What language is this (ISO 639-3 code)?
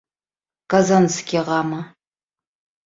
bak